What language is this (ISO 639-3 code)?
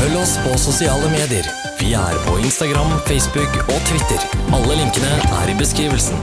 nld